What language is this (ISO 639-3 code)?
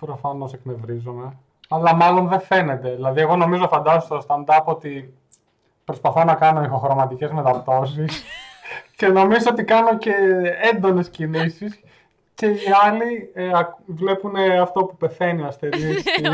ell